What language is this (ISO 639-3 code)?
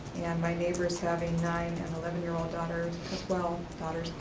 eng